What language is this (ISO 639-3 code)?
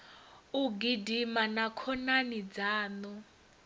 ven